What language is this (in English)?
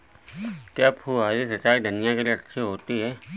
Hindi